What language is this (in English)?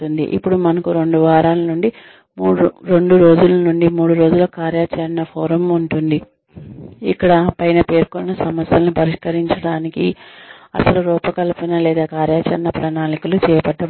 Telugu